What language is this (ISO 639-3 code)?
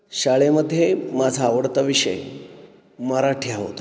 mar